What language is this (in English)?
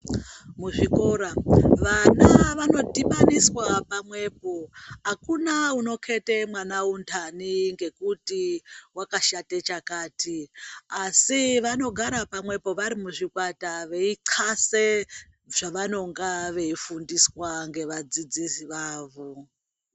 Ndau